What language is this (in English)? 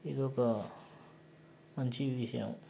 Telugu